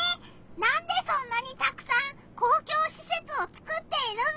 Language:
Japanese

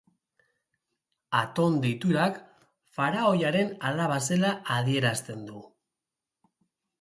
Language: Basque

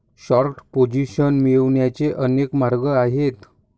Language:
Marathi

